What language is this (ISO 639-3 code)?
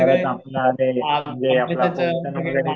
mar